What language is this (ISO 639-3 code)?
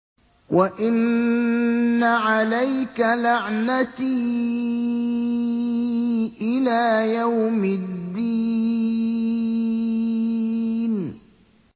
ara